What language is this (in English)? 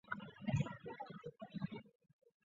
Chinese